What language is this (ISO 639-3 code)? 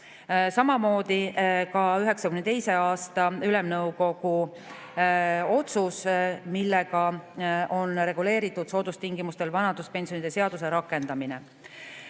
est